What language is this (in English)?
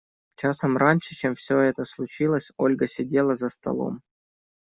Russian